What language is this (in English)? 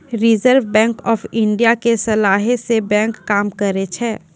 Maithili